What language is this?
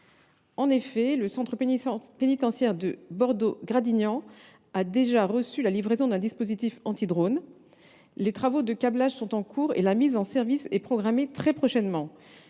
French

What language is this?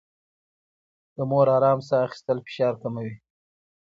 Pashto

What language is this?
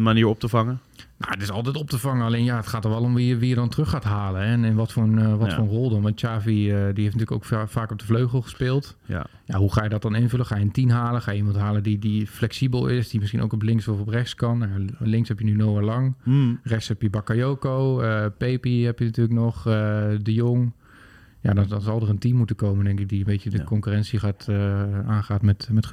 Dutch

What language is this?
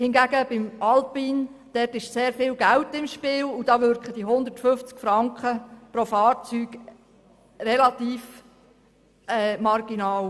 Swiss German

